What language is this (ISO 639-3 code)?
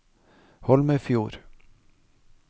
nor